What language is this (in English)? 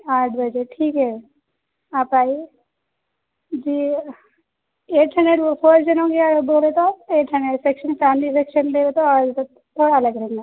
Urdu